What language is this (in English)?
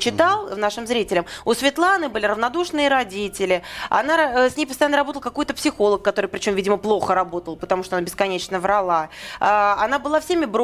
Russian